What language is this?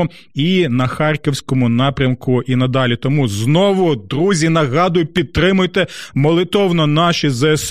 Ukrainian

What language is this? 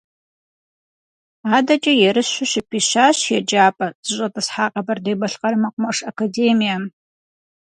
Kabardian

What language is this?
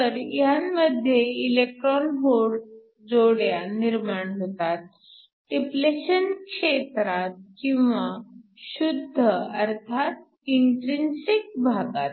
Marathi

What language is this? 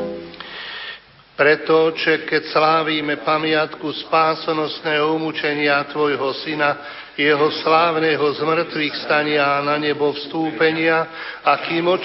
Slovak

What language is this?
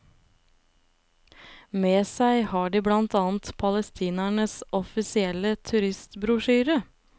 Norwegian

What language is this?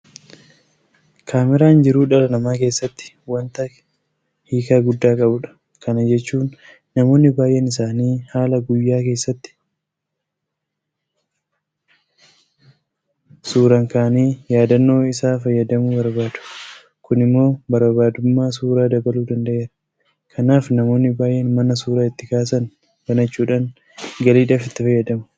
Oromo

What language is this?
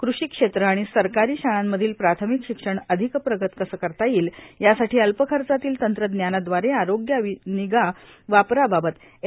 Marathi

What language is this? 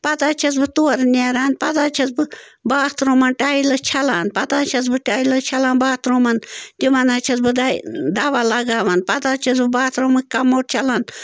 Kashmiri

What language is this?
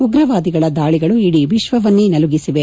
Kannada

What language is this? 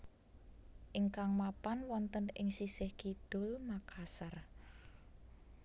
Javanese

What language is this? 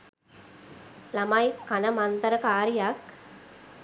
Sinhala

